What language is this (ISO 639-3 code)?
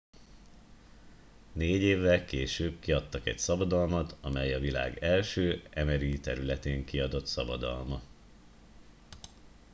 hun